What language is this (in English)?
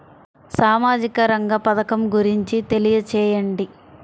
Telugu